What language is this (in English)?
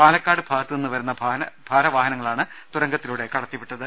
Malayalam